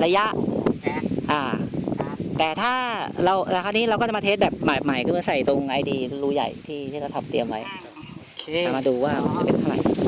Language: Thai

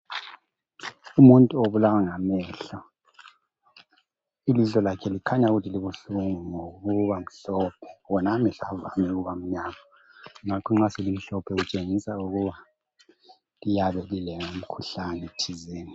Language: North Ndebele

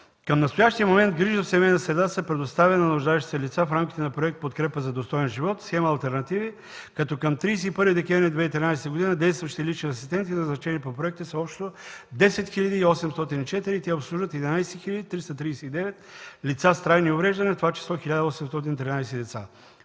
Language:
Bulgarian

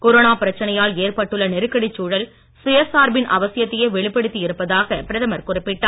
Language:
Tamil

